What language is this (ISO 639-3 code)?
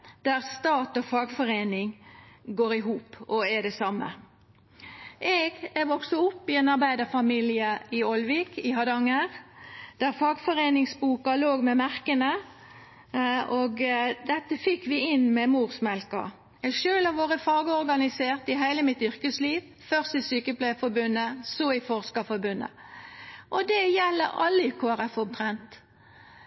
nno